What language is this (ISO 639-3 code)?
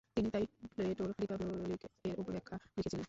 ben